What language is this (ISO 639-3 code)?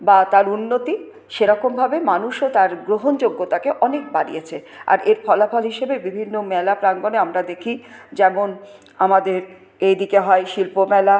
ben